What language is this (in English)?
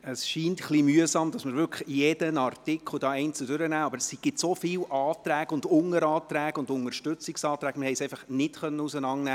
Swiss German